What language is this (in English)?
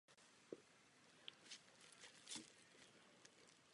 Czech